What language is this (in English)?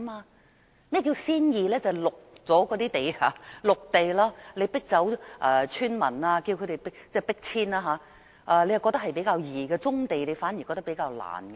Cantonese